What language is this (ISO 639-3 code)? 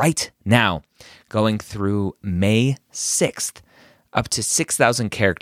eng